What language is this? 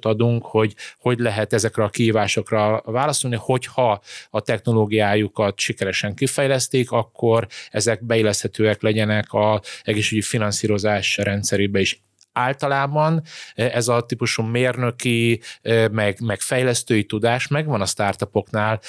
Hungarian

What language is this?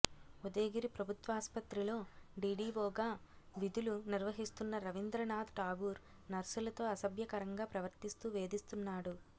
Telugu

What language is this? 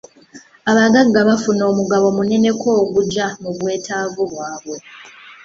Ganda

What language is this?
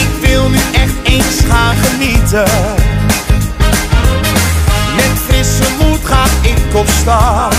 Dutch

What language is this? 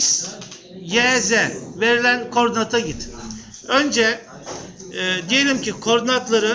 Turkish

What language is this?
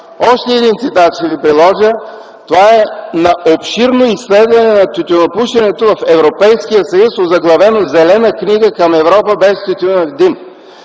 Bulgarian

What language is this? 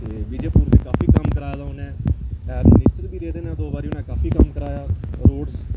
Dogri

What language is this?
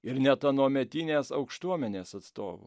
Lithuanian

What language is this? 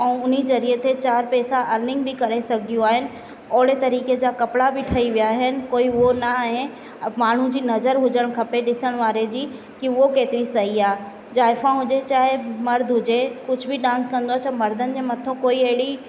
Sindhi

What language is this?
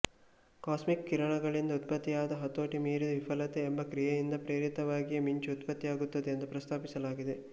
Kannada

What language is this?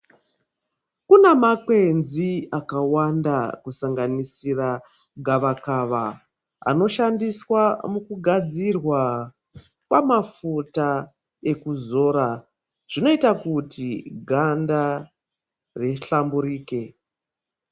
Ndau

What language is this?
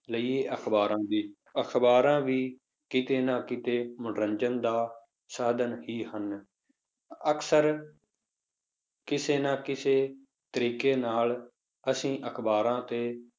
Punjabi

